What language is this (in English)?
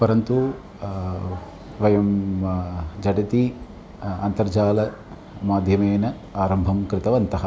Sanskrit